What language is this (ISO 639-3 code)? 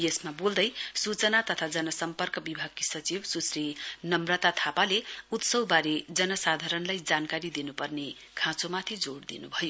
nep